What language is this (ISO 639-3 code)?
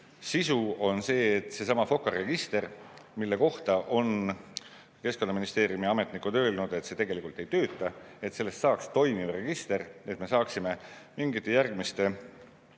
est